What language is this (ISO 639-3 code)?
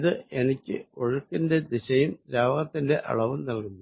mal